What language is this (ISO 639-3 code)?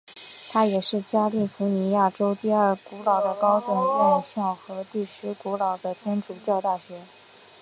zho